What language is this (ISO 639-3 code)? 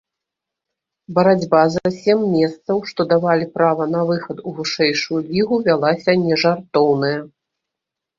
bel